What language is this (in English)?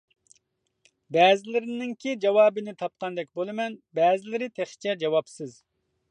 Uyghur